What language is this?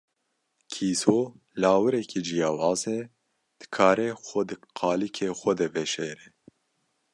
Kurdish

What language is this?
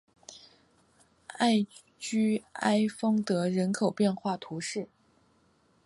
Chinese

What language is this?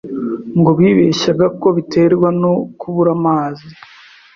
Kinyarwanda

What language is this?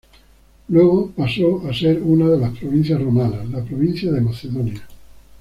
Spanish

